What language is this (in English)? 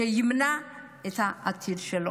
Hebrew